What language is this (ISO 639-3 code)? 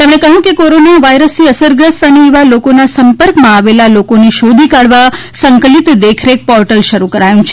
guj